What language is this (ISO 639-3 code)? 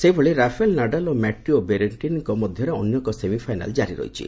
ori